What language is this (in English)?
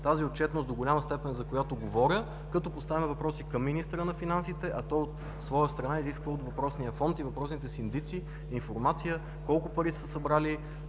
Bulgarian